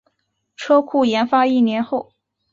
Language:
Chinese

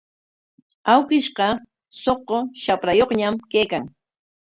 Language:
Corongo Ancash Quechua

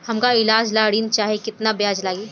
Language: Bhojpuri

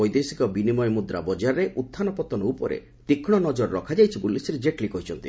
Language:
Odia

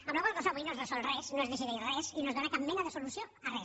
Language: Catalan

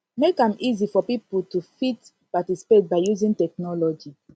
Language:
Nigerian Pidgin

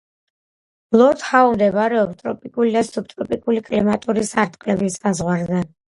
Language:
Georgian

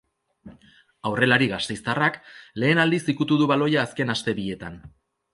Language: Basque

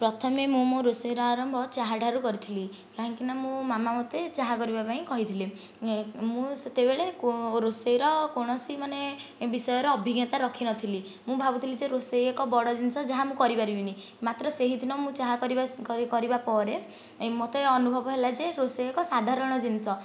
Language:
Odia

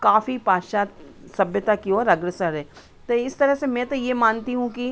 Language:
Hindi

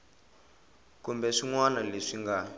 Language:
Tsonga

